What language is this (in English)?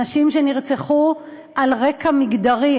Hebrew